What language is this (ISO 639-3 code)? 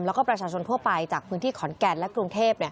tha